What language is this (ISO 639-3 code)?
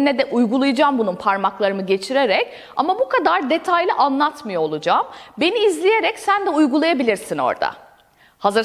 tur